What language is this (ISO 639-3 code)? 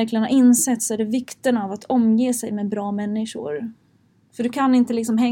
swe